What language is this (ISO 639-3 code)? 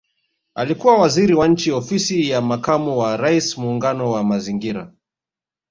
swa